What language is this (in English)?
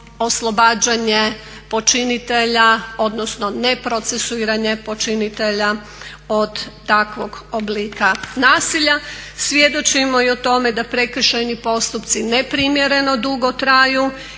Croatian